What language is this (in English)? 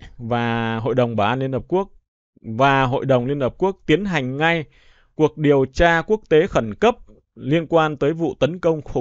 Vietnamese